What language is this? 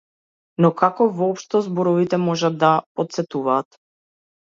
Macedonian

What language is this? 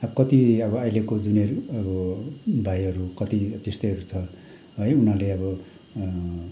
Nepali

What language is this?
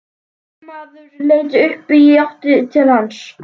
Icelandic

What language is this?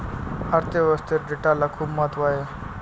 Marathi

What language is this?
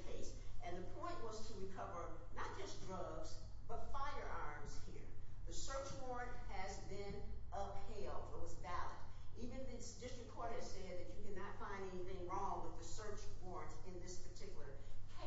English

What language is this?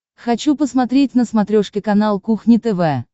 Russian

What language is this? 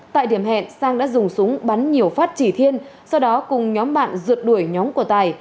Vietnamese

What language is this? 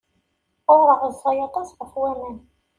Kabyle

